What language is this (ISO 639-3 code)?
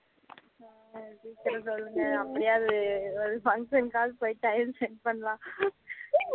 tam